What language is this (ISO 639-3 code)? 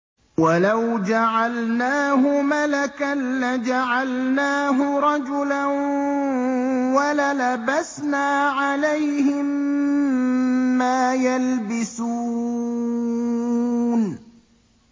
ara